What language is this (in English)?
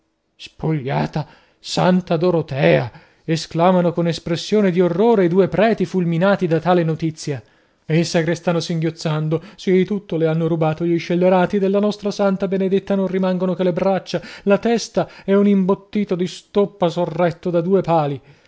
Italian